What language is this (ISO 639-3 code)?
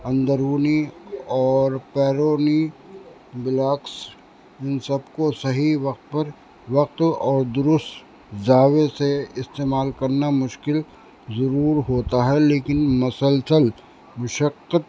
urd